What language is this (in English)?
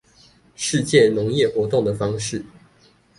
Chinese